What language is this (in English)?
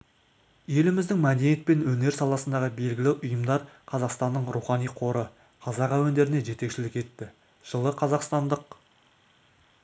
Kazakh